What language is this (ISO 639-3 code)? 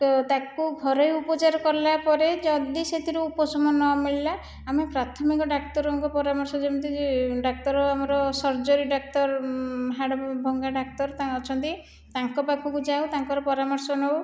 ori